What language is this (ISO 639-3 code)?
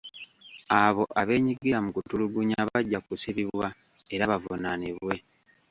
lug